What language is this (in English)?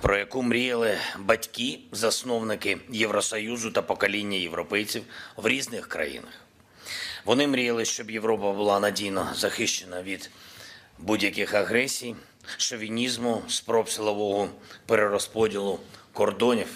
Ukrainian